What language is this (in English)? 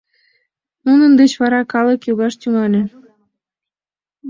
Mari